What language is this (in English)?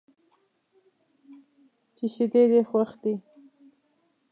Pashto